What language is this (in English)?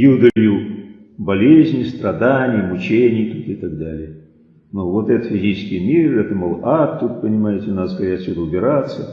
Russian